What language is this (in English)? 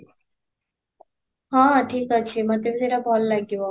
Odia